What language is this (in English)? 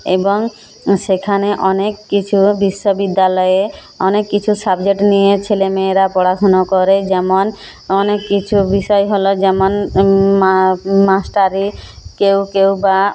Bangla